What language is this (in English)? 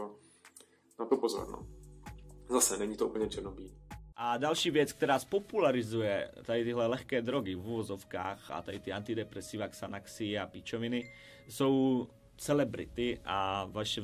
Czech